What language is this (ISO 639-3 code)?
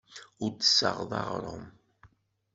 kab